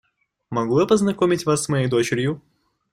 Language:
Russian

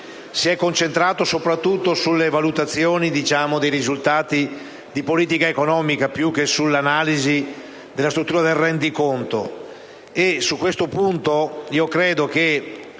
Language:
Italian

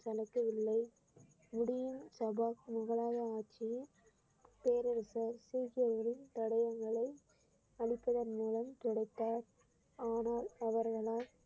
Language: Tamil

